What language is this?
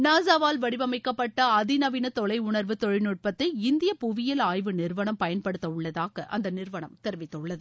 Tamil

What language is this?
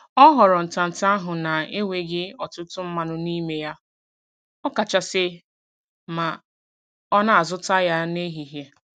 Igbo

